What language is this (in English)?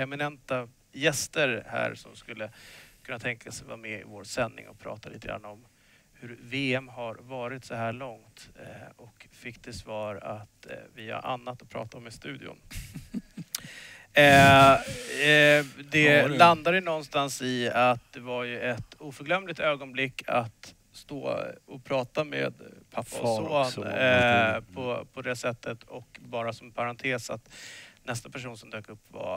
Swedish